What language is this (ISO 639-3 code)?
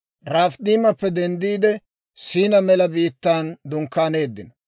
dwr